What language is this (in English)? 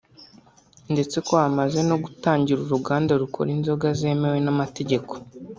Kinyarwanda